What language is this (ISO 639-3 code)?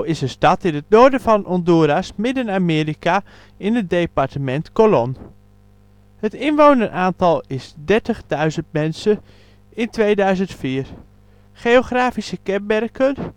nld